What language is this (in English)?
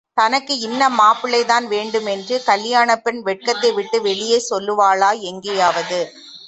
Tamil